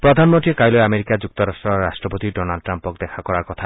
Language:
Assamese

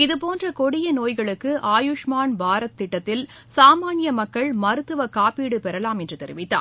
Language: Tamil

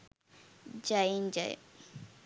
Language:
Sinhala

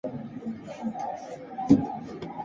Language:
Chinese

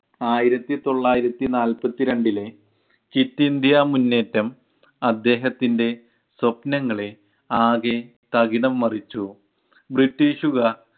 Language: Malayalam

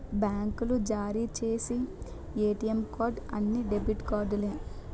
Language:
Telugu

